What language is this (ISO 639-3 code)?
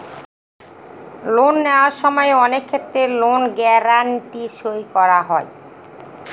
ben